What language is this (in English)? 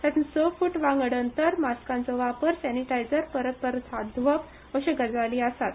Konkani